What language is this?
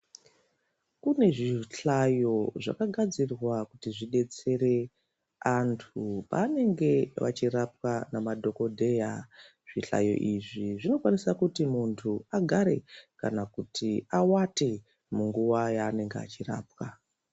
Ndau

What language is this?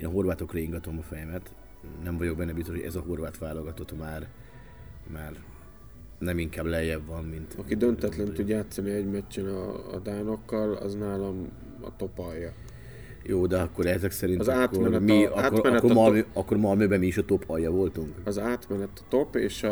Hungarian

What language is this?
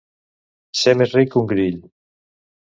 Catalan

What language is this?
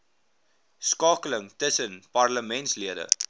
Afrikaans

